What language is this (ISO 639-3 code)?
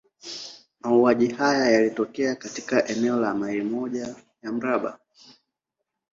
swa